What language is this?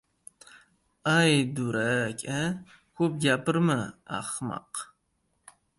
Uzbek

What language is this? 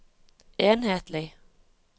Norwegian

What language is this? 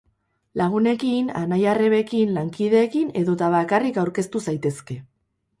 Basque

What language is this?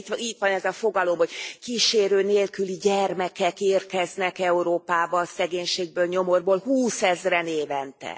Hungarian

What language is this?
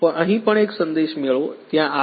Gujarati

